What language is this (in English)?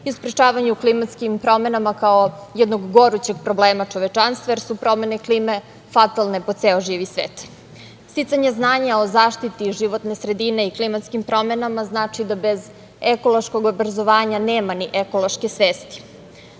Serbian